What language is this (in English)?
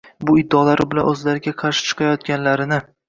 Uzbek